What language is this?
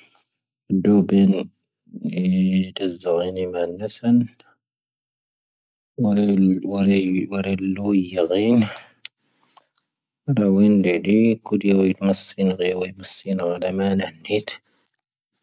Tahaggart Tamahaq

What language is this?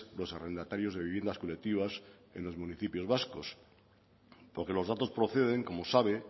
Spanish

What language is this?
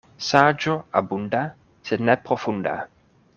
Esperanto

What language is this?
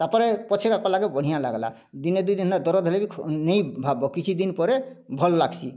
Odia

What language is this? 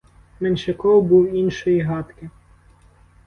Ukrainian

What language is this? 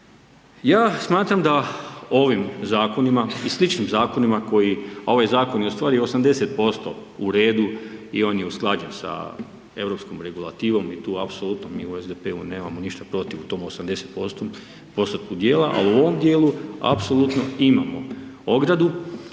Croatian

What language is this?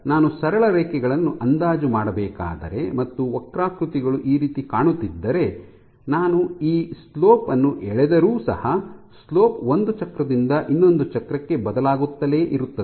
Kannada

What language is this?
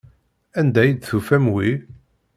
Kabyle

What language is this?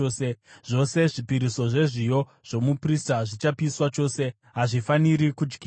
Shona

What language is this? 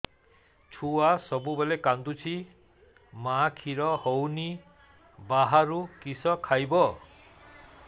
Odia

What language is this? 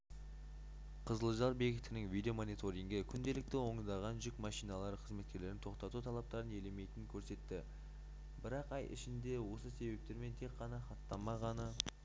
Kazakh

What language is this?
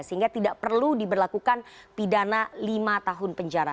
Indonesian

